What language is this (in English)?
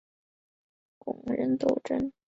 Chinese